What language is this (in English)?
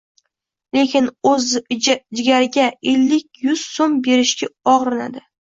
Uzbek